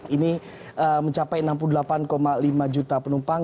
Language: Indonesian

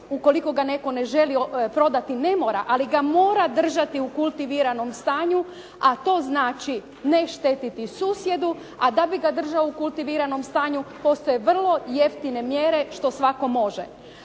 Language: Croatian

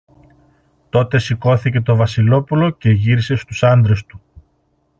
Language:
Greek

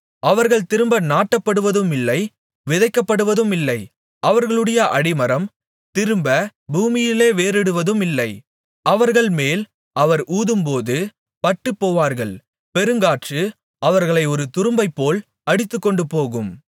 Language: Tamil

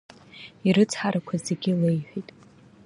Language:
Abkhazian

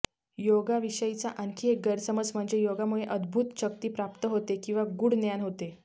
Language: Marathi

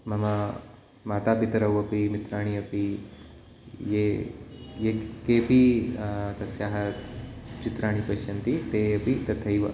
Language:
Sanskrit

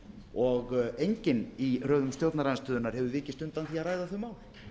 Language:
Icelandic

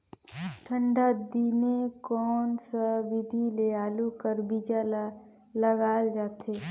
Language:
Chhattisgarhi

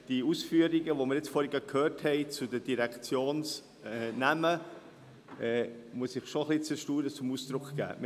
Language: Swiss German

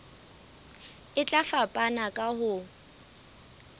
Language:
Southern Sotho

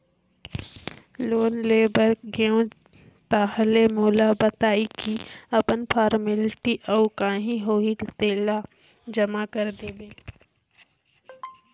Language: Chhattisgarhi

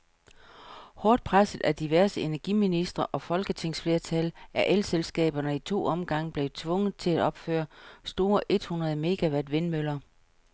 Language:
Danish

